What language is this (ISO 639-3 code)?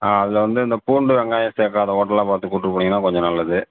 tam